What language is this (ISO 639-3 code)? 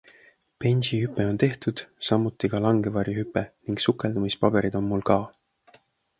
est